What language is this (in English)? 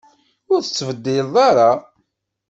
Kabyle